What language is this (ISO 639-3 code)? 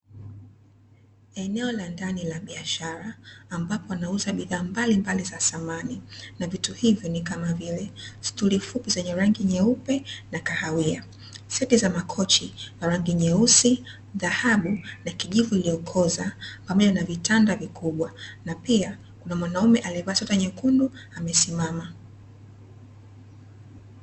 swa